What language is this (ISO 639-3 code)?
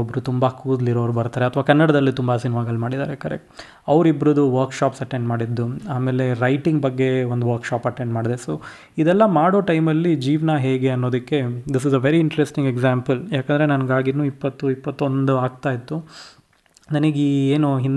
kan